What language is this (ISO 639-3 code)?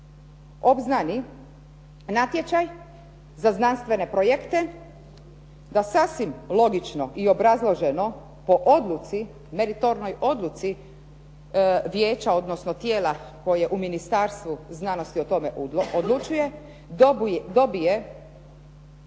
hrv